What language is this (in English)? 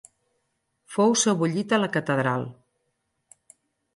Catalan